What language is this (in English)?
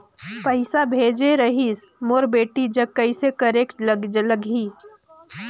Chhattisgarhi